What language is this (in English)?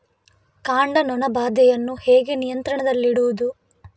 Kannada